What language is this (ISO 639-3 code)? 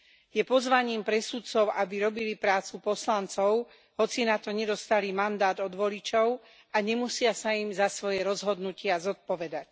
slk